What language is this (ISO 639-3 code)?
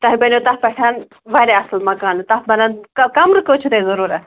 kas